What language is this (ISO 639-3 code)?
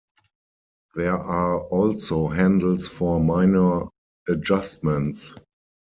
eng